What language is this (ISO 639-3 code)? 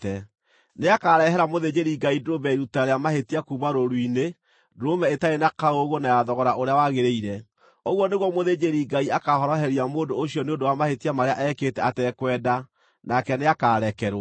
kik